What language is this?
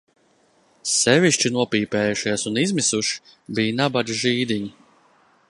Latvian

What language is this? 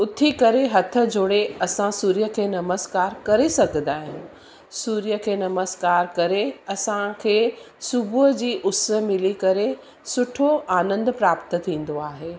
Sindhi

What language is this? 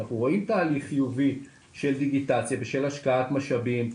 Hebrew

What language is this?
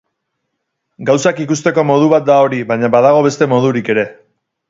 Basque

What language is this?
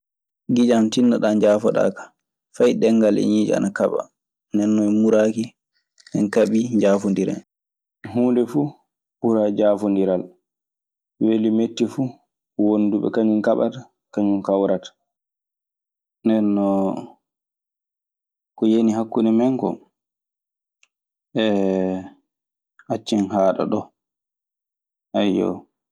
Maasina Fulfulde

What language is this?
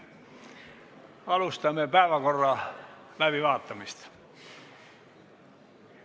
Estonian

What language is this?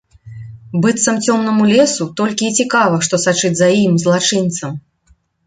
Belarusian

